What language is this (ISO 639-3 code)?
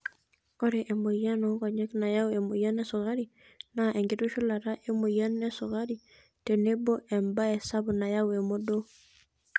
mas